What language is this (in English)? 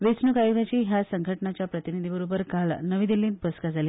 Konkani